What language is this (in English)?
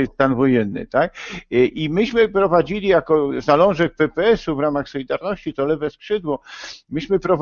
Polish